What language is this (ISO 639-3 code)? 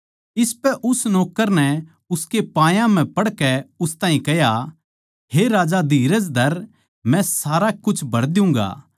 bgc